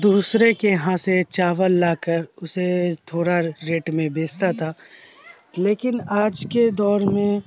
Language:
Urdu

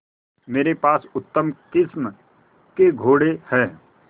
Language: Hindi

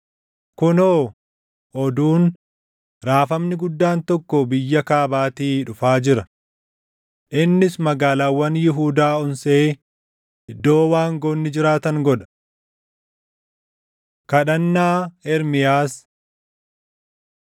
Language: Oromo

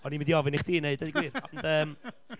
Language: Welsh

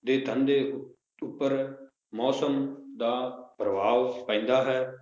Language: Punjabi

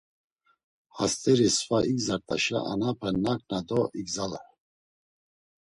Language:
Laz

